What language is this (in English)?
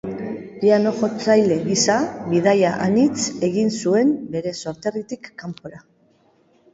Basque